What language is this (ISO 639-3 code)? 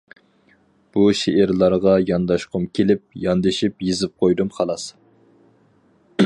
uig